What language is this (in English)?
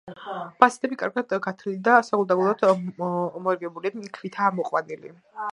Georgian